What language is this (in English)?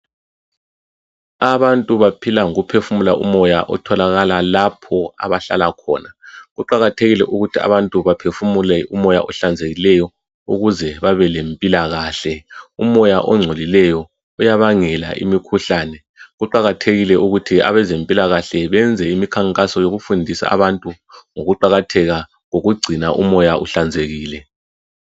North Ndebele